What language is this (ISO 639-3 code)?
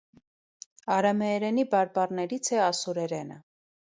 hye